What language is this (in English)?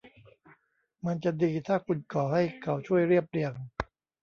Thai